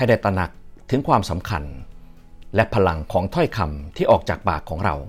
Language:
Thai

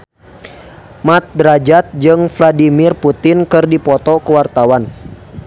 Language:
Sundanese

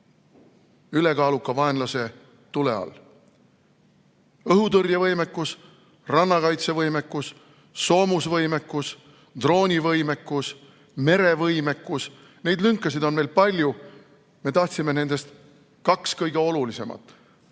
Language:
Estonian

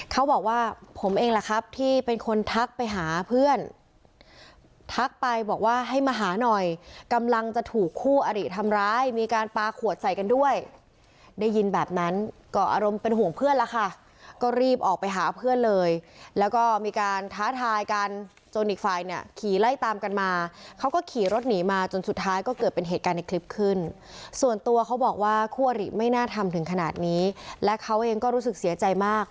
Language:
Thai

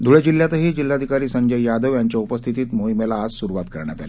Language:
Marathi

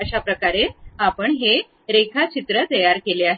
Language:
Marathi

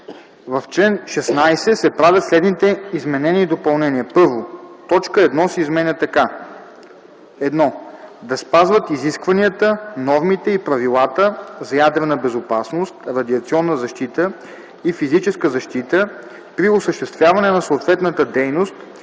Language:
Bulgarian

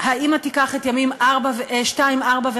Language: Hebrew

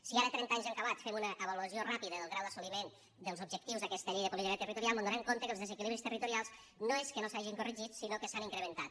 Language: Catalan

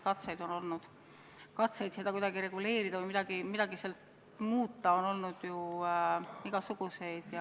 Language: Estonian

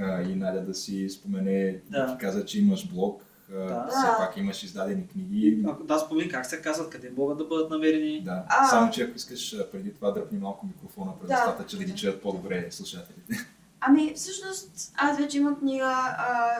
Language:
Bulgarian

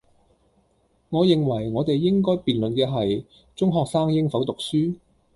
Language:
Cantonese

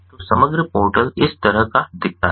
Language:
Hindi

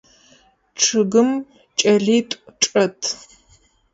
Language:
Adyghe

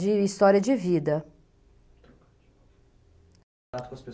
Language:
Portuguese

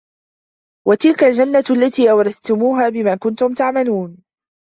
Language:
Arabic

